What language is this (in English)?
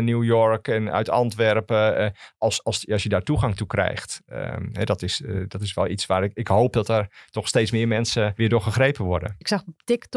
Dutch